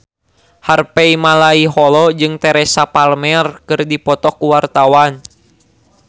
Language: Sundanese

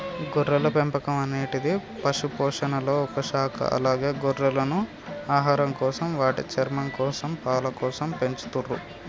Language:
Telugu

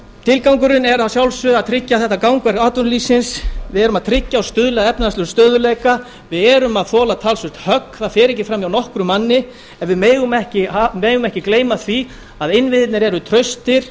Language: Icelandic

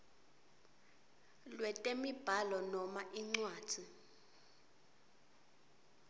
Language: Swati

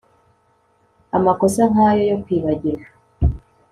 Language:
Kinyarwanda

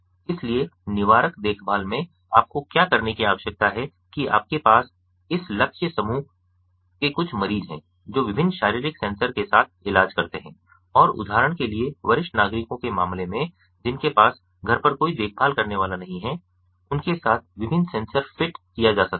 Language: Hindi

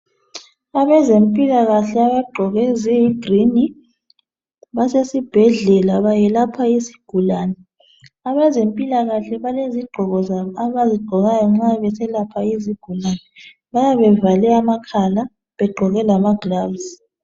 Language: North Ndebele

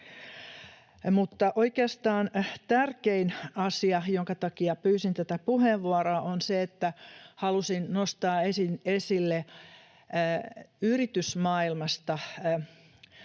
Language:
Finnish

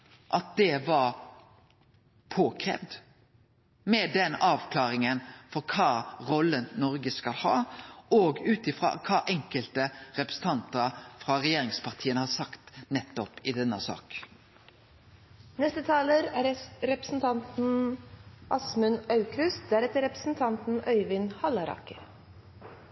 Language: Norwegian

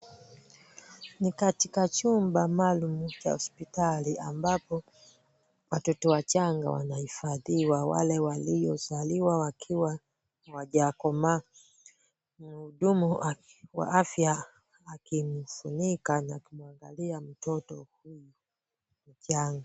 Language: Swahili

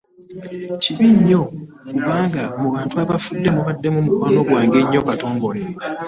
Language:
Ganda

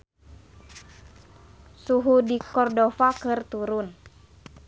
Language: Sundanese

